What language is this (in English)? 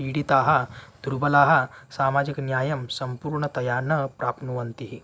Sanskrit